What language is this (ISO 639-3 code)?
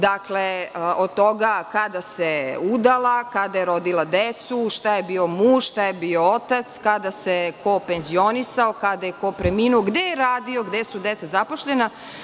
srp